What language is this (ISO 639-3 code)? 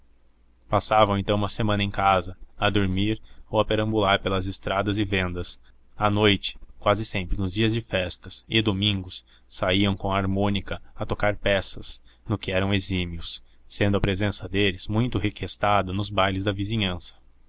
por